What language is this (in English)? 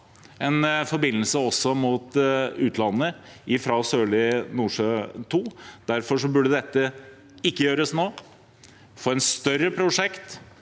Norwegian